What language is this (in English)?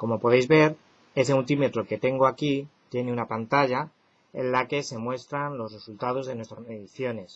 Spanish